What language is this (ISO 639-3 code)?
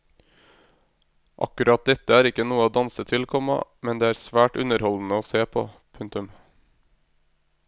nor